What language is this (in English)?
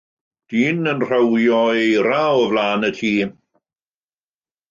Welsh